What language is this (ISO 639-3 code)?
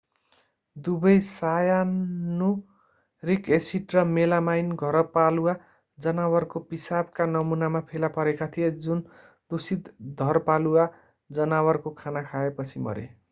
nep